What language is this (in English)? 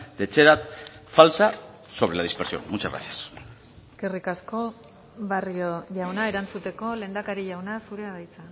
Basque